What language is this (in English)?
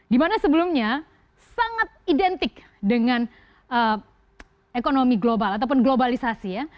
Indonesian